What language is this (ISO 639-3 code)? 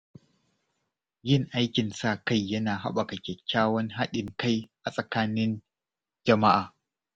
hau